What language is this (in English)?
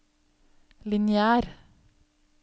Norwegian